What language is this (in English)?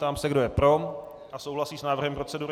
Czech